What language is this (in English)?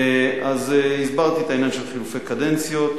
Hebrew